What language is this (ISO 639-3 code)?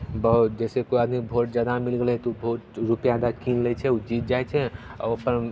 mai